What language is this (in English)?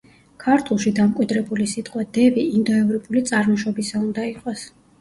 Georgian